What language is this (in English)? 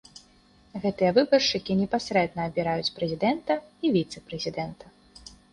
Belarusian